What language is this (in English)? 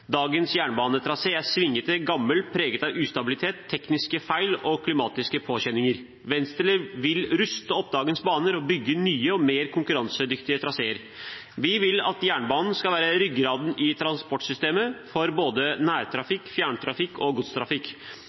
Norwegian Bokmål